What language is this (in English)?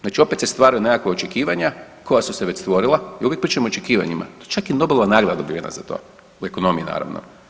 Croatian